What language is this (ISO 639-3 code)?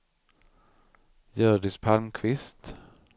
swe